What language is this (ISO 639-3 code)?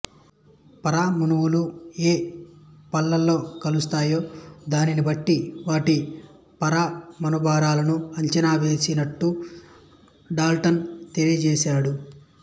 tel